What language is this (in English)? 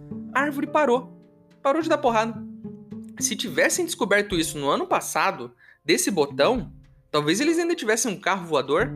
Portuguese